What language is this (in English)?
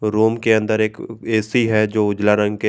Hindi